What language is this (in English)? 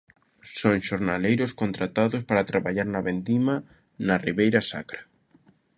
Galician